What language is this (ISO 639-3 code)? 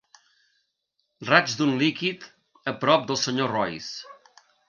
cat